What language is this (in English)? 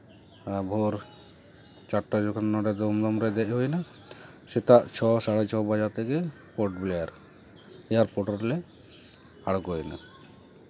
Santali